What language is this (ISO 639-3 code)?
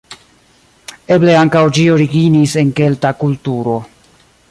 epo